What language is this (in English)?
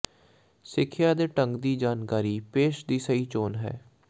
Punjabi